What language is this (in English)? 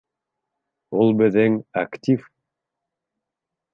Bashkir